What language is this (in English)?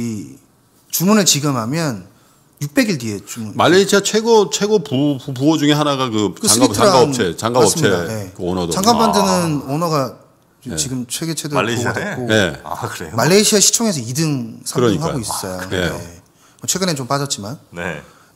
Korean